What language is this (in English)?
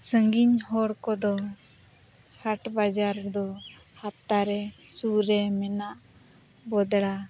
Santali